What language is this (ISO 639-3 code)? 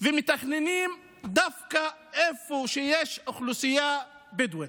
heb